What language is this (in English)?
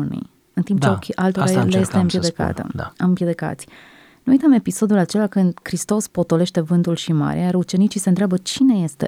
Romanian